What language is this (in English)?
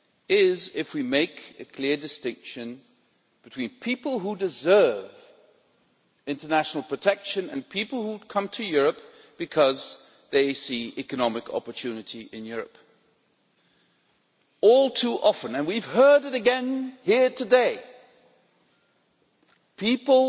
English